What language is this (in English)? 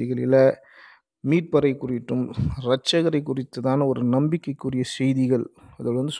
Tamil